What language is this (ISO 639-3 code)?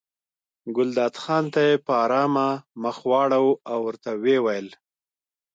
pus